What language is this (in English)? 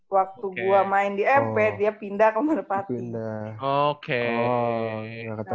Indonesian